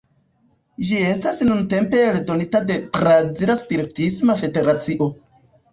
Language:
Esperanto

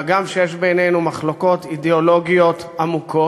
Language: Hebrew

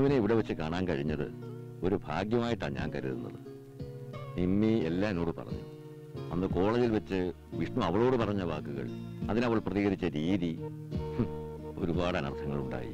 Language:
Indonesian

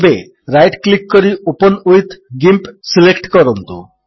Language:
Odia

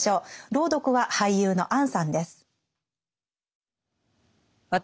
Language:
Japanese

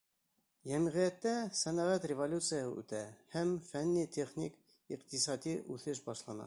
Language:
Bashkir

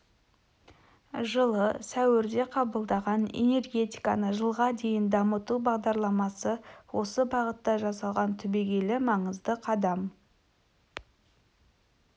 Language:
Kazakh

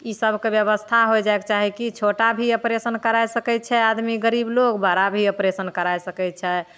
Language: Maithili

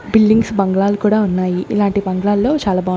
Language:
Telugu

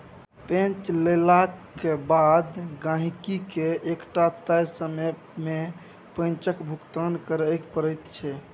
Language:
Maithili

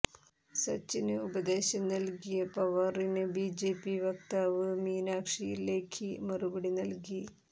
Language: Malayalam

